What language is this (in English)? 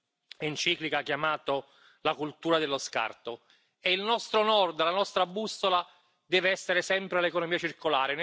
Czech